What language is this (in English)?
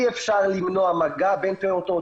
Hebrew